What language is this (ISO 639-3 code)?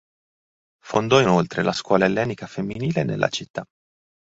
ita